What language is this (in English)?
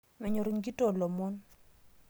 Masai